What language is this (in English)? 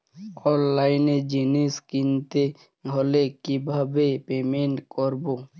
Bangla